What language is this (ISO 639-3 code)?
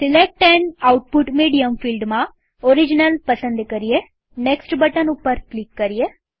guj